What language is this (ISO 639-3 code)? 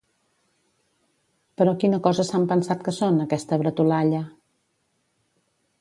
cat